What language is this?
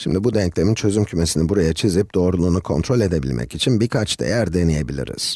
Turkish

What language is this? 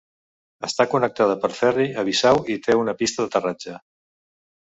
Catalan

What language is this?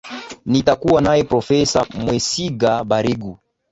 Swahili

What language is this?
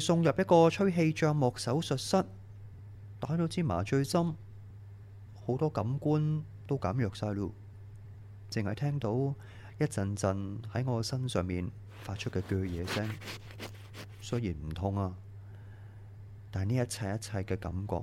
Chinese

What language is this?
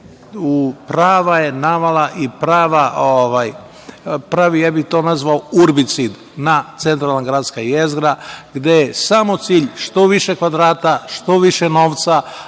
Serbian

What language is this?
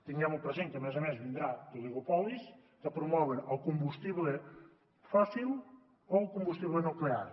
Catalan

